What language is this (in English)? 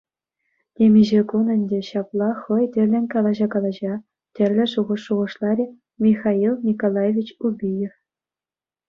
Chuvash